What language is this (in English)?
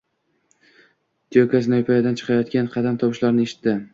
Uzbek